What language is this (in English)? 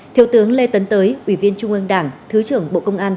Vietnamese